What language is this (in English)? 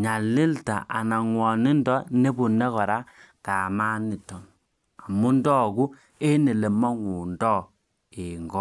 Kalenjin